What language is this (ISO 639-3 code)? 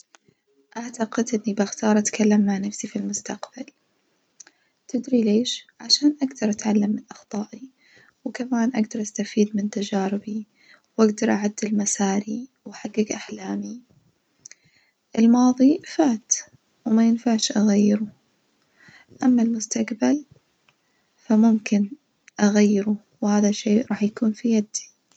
ars